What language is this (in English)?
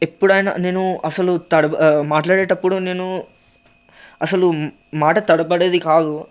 Telugu